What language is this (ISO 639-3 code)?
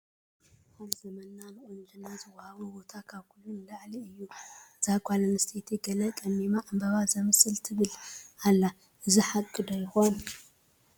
tir